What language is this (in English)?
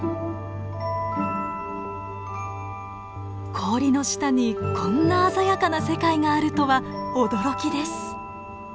Japanese